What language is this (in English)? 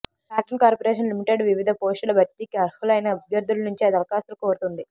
Telugu